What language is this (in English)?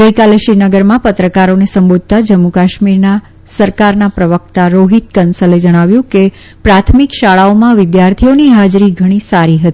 Gujarati